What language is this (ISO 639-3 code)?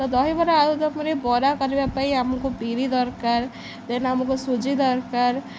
ori